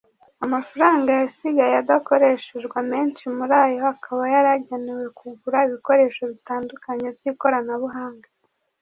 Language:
Kinyarwanda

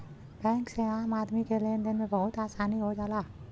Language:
Bhojpuri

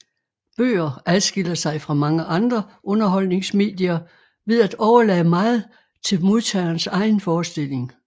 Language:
Danish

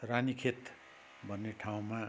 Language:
Nepali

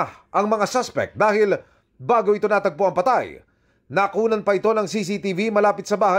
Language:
Filipino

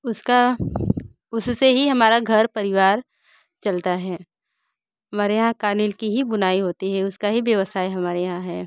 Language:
Hindi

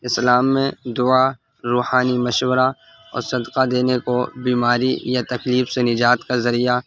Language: Urdu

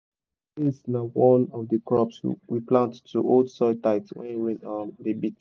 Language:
Nigerian Pidgin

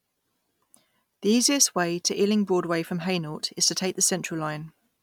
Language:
English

